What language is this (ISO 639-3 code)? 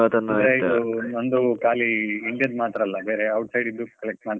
kan